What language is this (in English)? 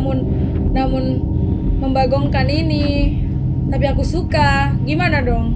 Indonesian